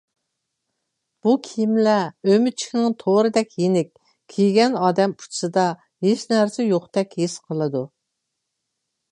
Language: Uyghur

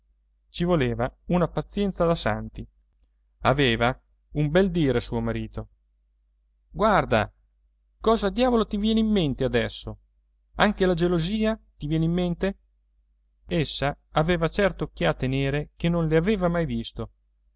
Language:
Italian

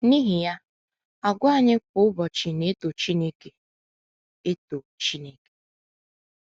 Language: Igbo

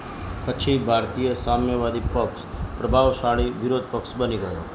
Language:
Gujarati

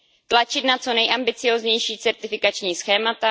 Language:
Czech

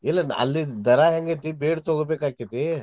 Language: Kannada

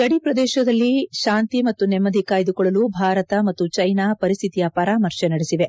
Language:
Kannada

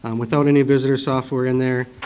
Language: English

